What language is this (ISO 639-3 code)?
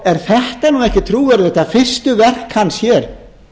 isl